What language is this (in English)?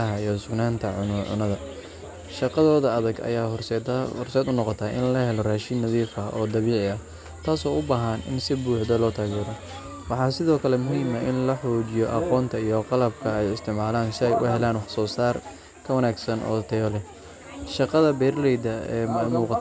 Somali